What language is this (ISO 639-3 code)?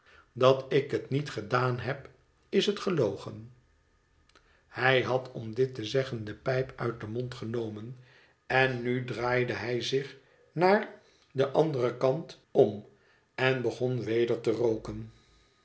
nld